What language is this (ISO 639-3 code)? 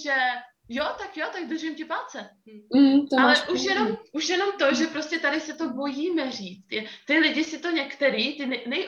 ces